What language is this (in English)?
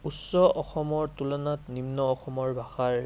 Assamese